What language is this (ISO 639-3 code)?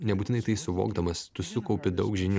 lit